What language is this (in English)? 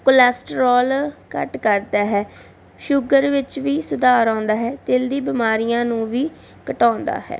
Punjabi